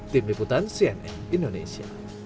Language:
Indonesian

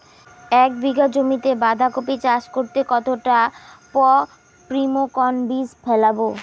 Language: Bangla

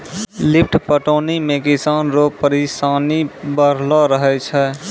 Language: Maithili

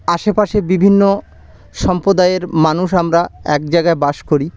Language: Bangla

